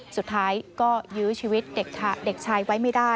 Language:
Thai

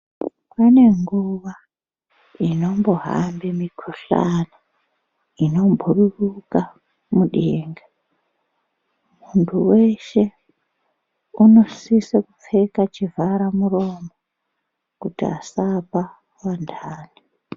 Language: Ndau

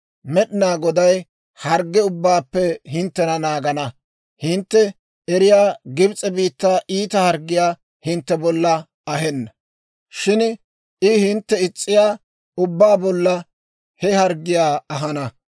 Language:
Dawro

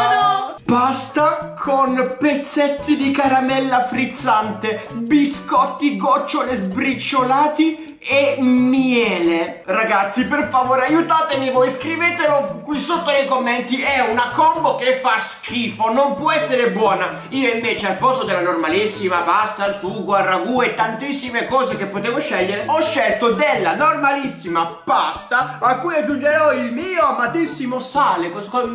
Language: Italian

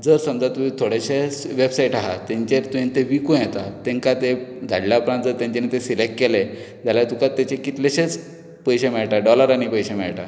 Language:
Konkani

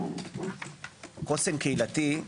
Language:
Hebrew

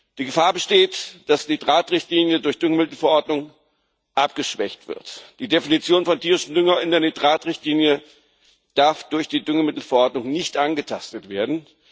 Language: German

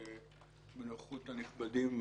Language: Hebrew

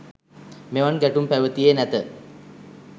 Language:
Sinhala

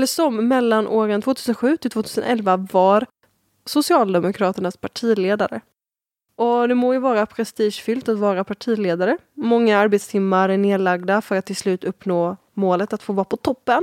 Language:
Swedish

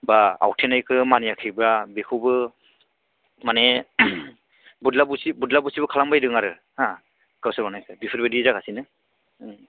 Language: Bodo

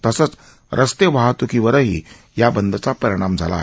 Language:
Marathi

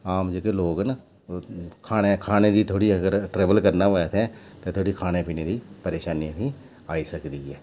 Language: Dogri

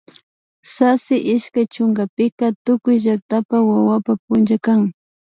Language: Imbabura Highland Quichua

